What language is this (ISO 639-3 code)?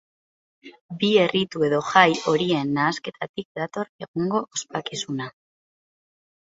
eus